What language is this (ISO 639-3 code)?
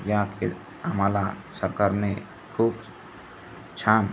mar